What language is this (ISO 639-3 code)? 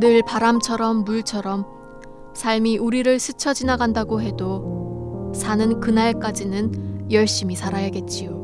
kor